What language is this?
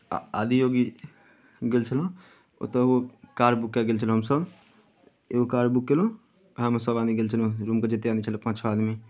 Maithili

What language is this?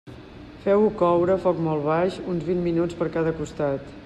Catalan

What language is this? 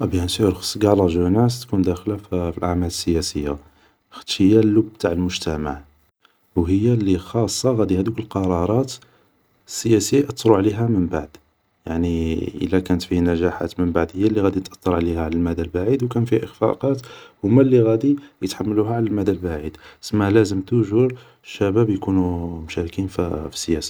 Algerian Arabic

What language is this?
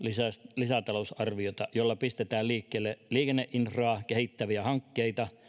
Finnish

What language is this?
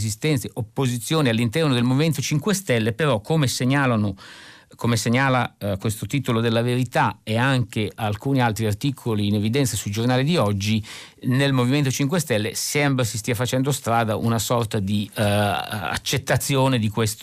Italian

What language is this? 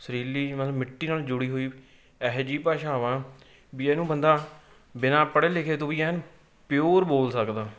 Punjabi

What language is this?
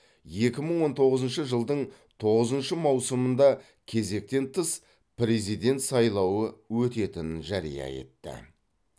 Kazakh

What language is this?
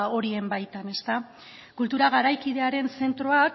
Basque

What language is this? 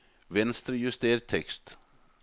Norwegian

